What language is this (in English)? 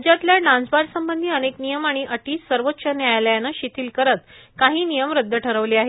Marathi